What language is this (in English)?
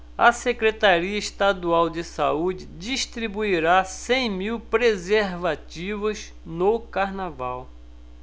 Portuguese